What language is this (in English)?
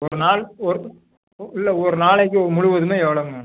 Tamil